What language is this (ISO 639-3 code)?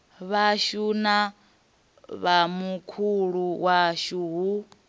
ven